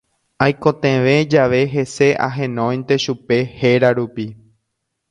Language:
Guarani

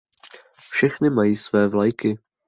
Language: Czech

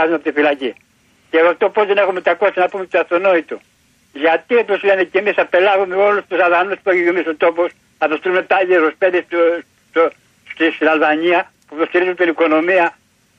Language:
Greek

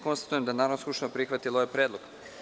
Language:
Serbian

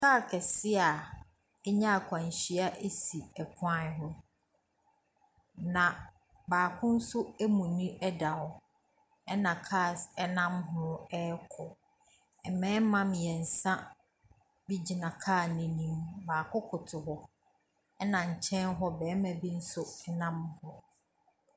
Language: Akan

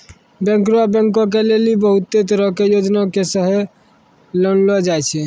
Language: Maithili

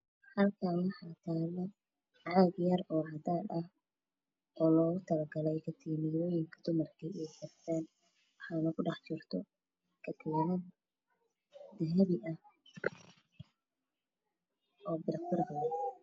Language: Somali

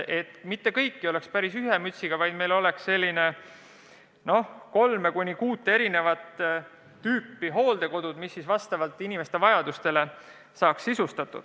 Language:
Estonian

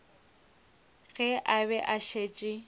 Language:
Northern Sotho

